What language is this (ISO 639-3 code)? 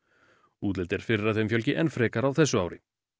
isl